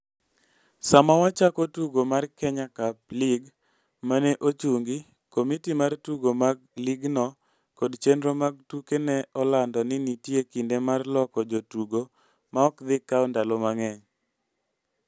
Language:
Luo (Kenya and Tanzania)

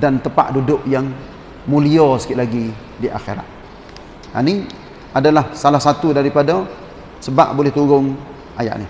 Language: Malay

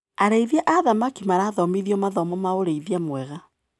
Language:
Kikuyu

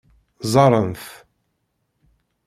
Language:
Kabyle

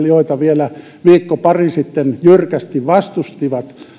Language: Finnish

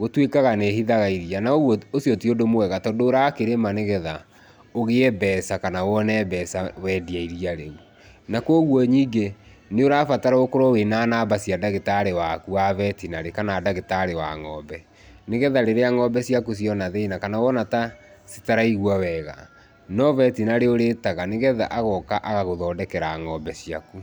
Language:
Kikuyu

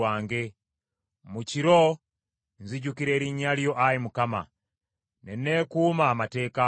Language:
Ganda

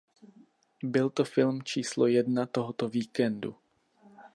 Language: Czech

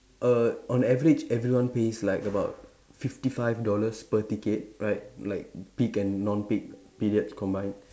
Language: English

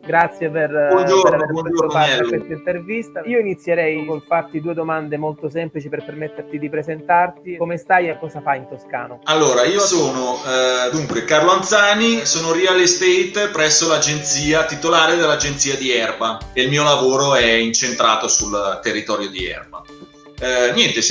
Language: Italian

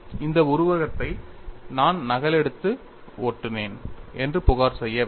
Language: Tamil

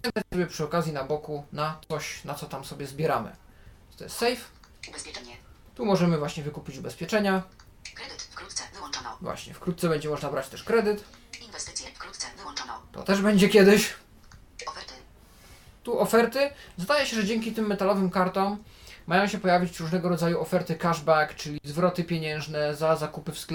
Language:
Polish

